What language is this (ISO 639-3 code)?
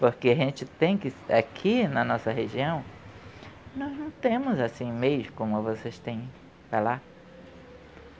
por